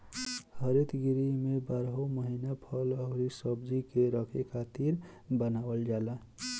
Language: Bhojpuri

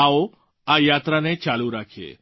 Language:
Gujarati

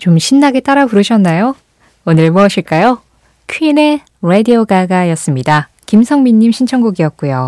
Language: Korean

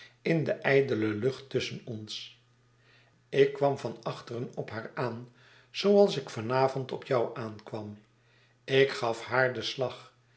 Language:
Dutch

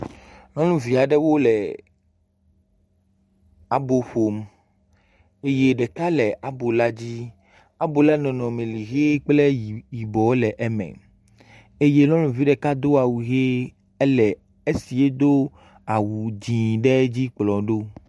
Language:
Ewe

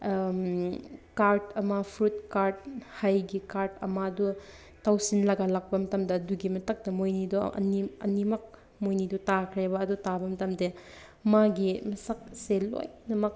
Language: Manipuri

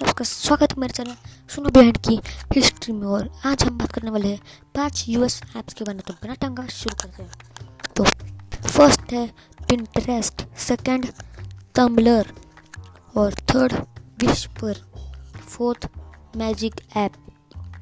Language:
Hindi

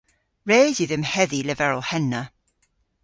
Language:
Cornish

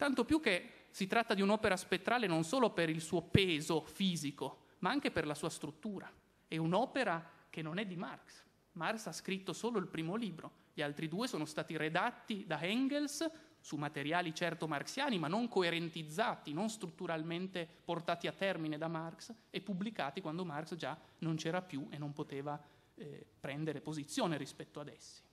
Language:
Italian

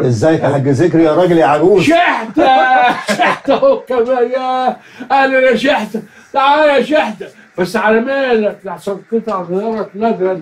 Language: Arabic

